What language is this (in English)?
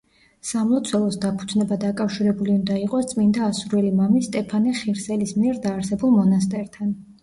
Georgian